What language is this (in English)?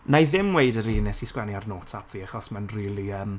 Welsh